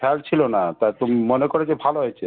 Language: Bangla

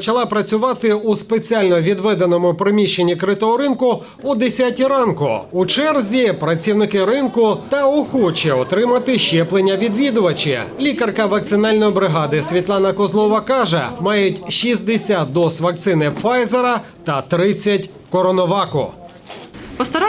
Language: Ukrainian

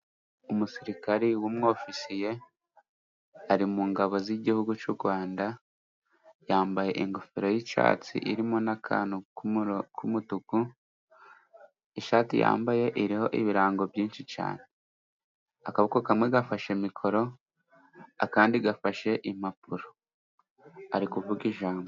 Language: Kinyarwanda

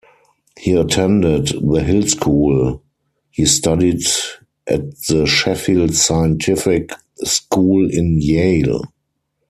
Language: English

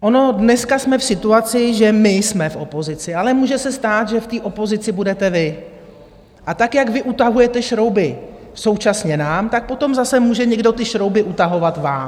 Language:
Czech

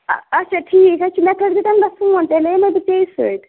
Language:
Kashmiri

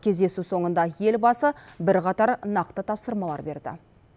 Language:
Kazakh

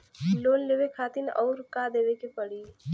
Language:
Bhojpuri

